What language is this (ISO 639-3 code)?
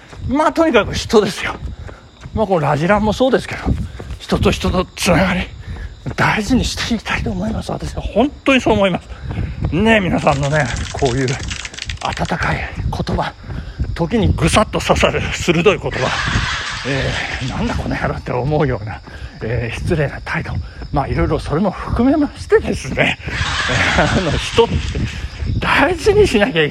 jpn